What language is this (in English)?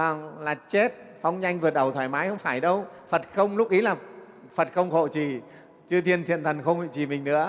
Vietnamese